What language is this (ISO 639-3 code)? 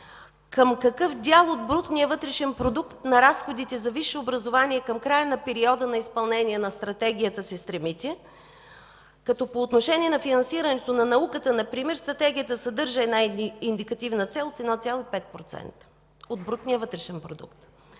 bul